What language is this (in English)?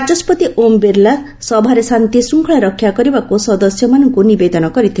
Odia